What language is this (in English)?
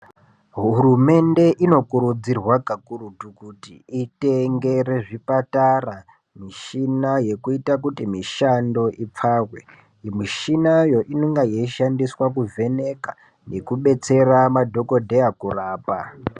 Ndau